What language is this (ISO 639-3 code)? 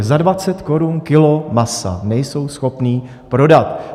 ces